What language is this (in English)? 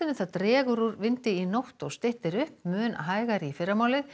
Icelandic